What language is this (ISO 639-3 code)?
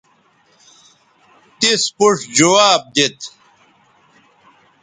btv